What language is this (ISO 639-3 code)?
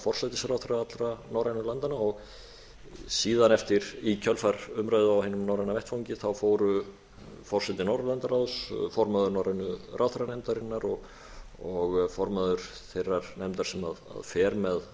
isl